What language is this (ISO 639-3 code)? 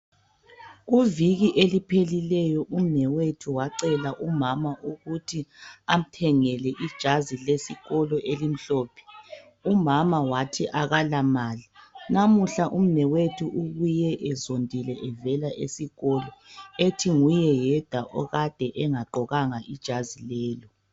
nde